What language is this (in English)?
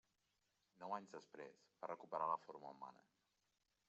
Catalan